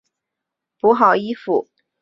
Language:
Chinese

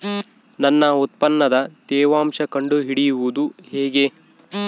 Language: Kannada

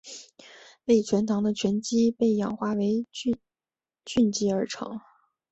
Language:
Chinese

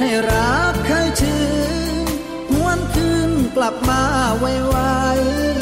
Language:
Thai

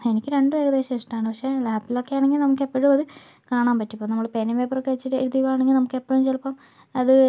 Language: Malayalam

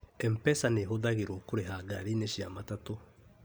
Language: Kikuyu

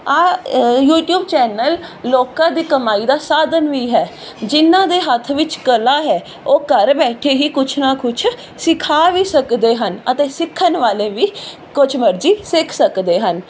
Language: Punjabi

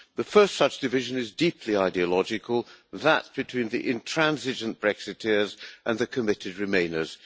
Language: English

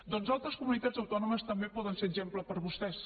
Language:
Catalan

